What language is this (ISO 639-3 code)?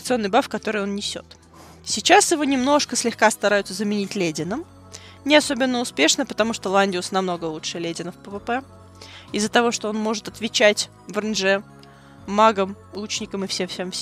rus